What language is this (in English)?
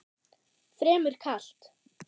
Icelandic